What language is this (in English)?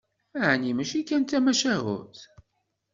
Kabyle